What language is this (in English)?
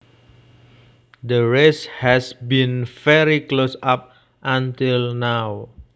Javanese